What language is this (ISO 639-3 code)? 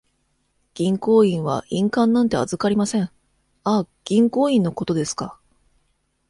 jpn